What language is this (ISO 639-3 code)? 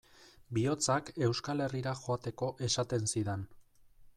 eus